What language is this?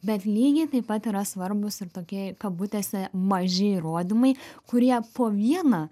Lithuanian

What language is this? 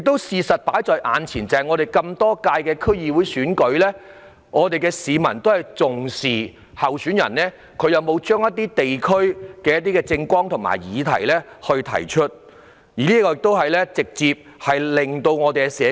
Cantonese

